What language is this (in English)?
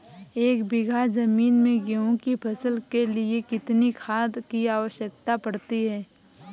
Hindi